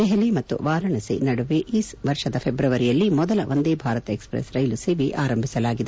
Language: Kannada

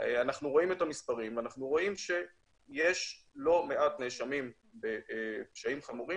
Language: Hebrew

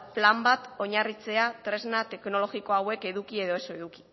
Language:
Basque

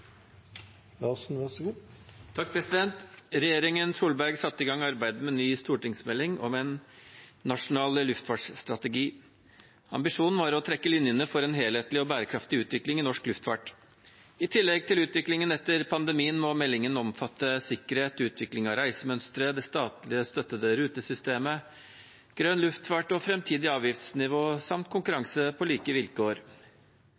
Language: Norwegian Bokmål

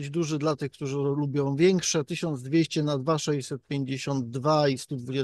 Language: Polish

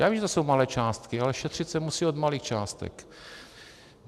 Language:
Czech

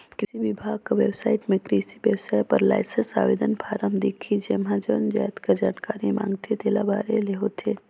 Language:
Chhattisgarhi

